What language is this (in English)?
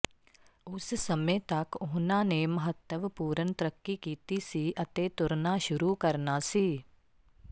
Punjabi